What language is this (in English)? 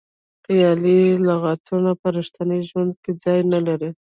Pashto